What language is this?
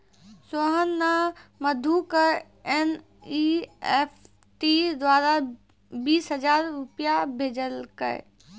Maithili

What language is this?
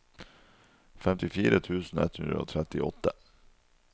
Norwegian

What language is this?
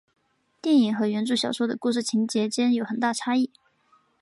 Chinese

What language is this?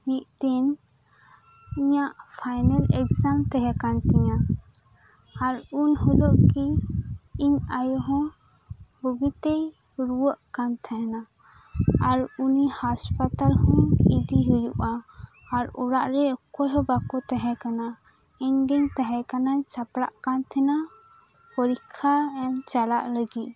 Santali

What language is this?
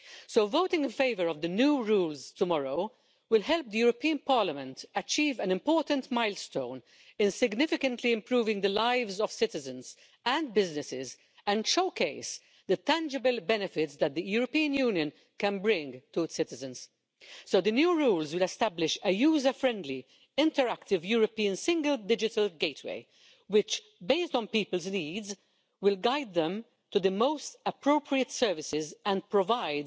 English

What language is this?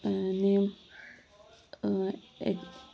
Konkani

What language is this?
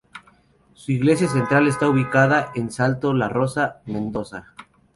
Spanish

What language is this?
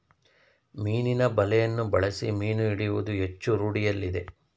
Kannada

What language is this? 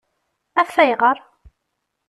Kabyle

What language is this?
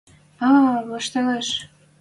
Western Mari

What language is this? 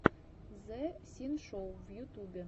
Russian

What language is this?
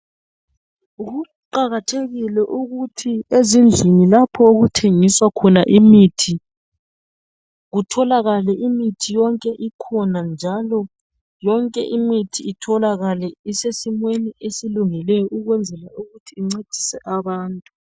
North Ndebele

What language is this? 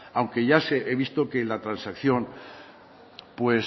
Spanish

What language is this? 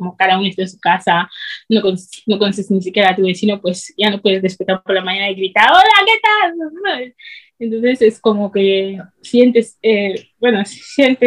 Spanish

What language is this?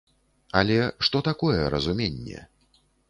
Belarusian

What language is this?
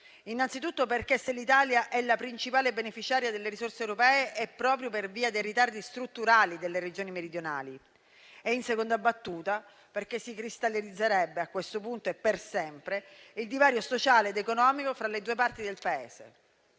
Italian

